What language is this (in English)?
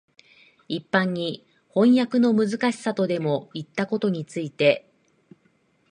Japanese